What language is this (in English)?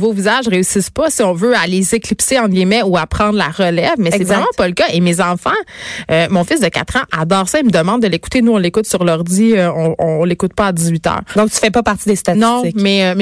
French